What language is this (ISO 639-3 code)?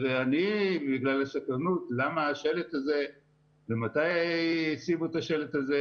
heb